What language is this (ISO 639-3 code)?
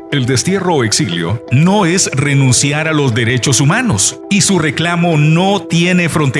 spa